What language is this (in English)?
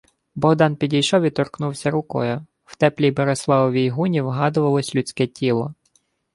Ukrainian